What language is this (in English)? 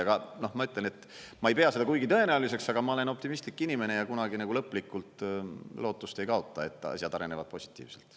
Estonian